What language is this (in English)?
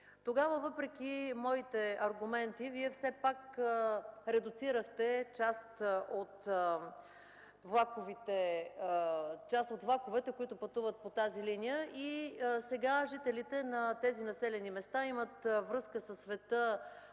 Bulgarian